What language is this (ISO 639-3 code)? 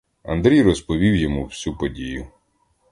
ukr